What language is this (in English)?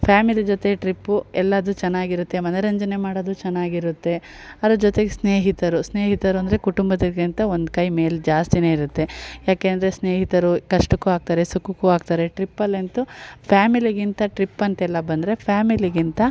Kannada